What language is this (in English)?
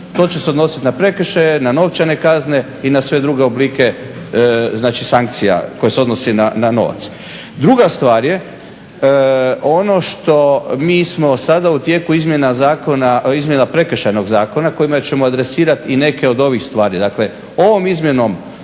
Croatian